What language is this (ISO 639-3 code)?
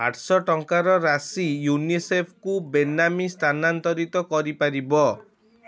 ori